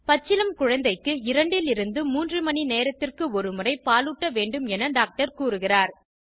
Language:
Tamil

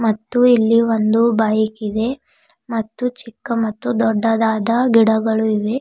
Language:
Kannada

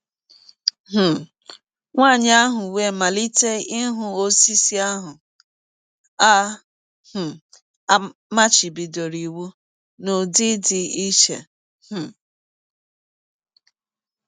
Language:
Igbo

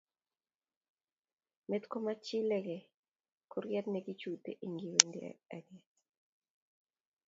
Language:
Kalenjin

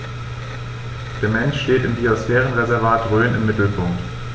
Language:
German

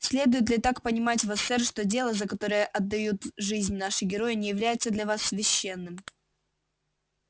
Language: Russian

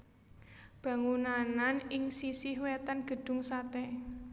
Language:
Javanese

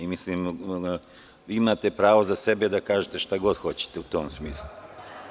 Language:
Serbian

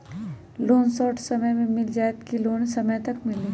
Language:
Magahi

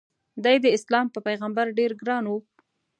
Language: Pashto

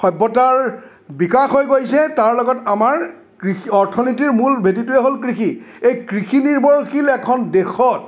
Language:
Assamese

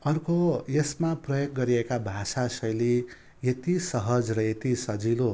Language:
Nepali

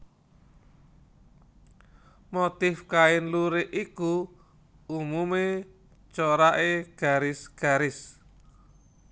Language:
Javanese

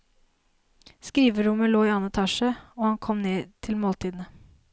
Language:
Norwegian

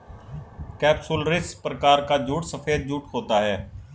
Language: Hindi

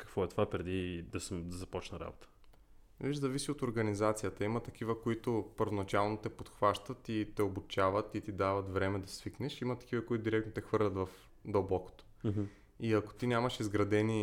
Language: Bulgarian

